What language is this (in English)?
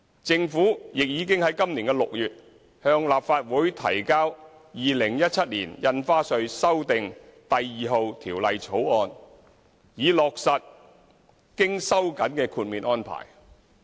Cantonese